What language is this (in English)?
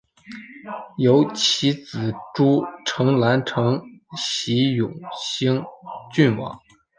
Chinese